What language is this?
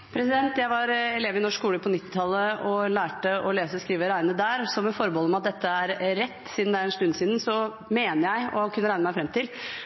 Norwegian Bokmål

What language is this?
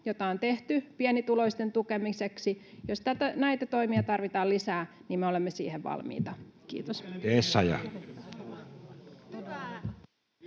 Finnish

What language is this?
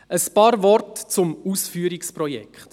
Swiss German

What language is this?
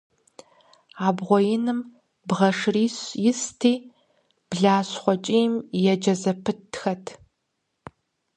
Kabardian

